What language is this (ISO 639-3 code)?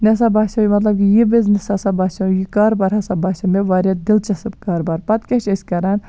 kas